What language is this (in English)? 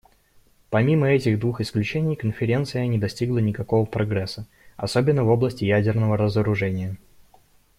Russian